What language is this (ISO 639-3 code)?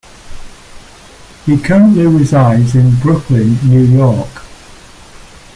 eng